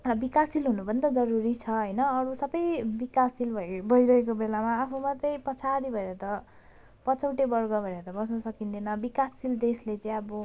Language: Nepali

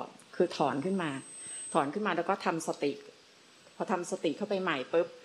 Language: Thai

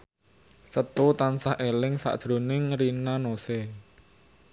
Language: Javanese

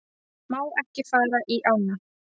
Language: Icelandic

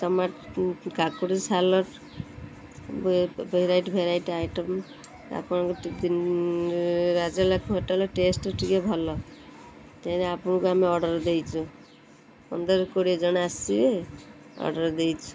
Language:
Odia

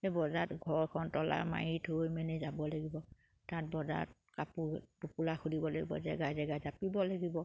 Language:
Assamese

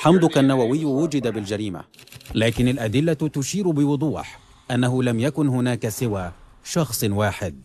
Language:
Arabic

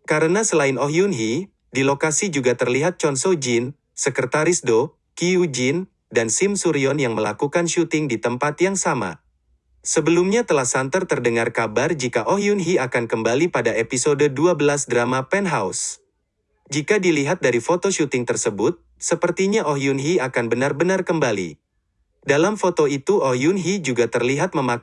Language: Indonesian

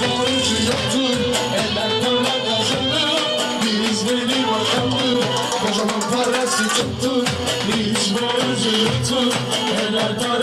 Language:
Arabic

